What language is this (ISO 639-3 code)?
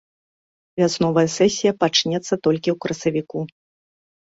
bel